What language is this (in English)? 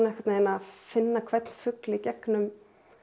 Icelandic